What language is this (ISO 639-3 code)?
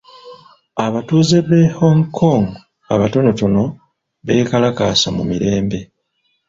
lug